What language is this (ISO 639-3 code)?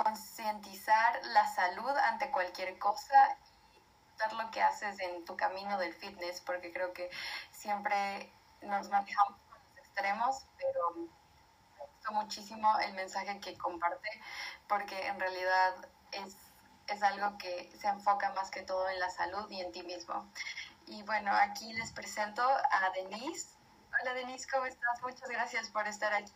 spa